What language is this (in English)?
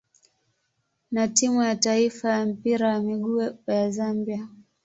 Swahili